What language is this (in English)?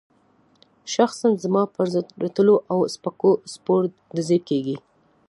Pashto